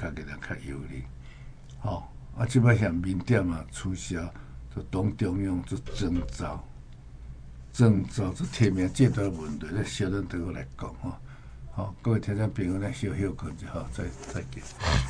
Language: Chinese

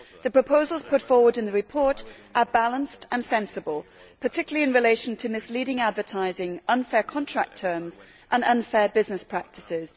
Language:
English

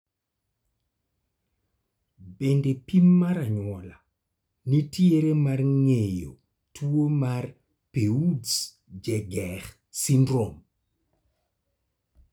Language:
Luo (Kenya and Tanzania)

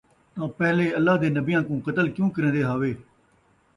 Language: Saraiki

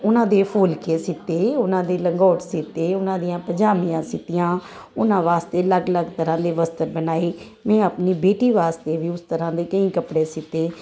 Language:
Punjabi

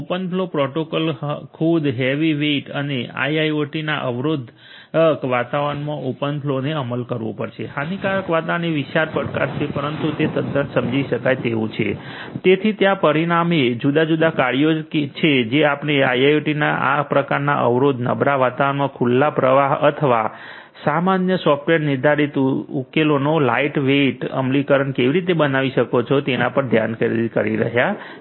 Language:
Gujarati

